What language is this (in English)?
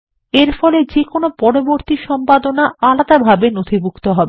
Bangla